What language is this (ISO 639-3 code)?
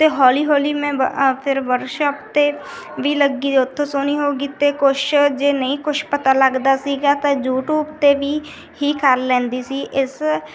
pan